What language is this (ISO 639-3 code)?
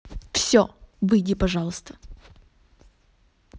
rus